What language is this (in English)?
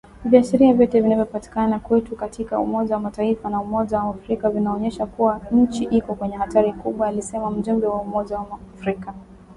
Swahili